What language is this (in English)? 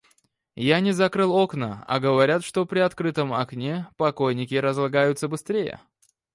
Russian